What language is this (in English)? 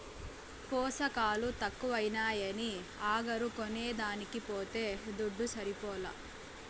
Telugu